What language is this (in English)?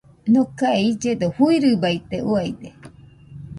Nüpode Huitoto